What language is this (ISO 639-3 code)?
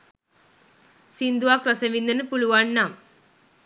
sin